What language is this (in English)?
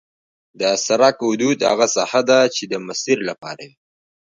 Pashto